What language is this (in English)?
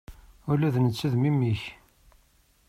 Kabyle